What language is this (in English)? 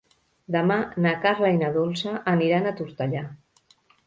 Catalan